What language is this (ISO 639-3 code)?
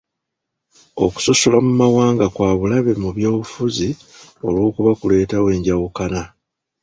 lug